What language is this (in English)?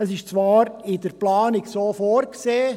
Swiss German